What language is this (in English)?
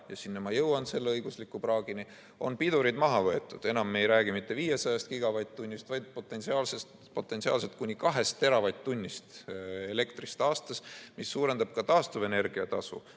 Estonian